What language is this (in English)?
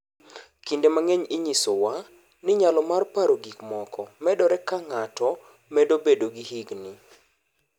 Luo (Kenya and Tanzania)